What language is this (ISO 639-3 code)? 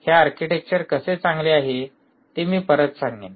mar